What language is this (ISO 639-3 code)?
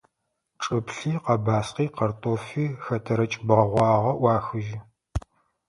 ady